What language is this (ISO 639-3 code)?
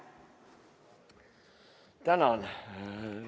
est